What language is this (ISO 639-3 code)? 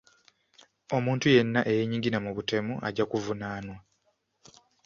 lug